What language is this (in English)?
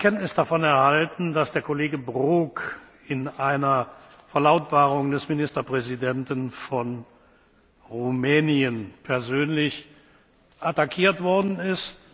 German